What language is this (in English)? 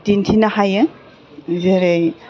Bodo